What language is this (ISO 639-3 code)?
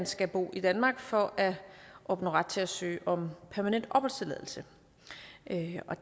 dan